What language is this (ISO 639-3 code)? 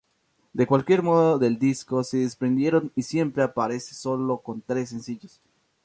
spa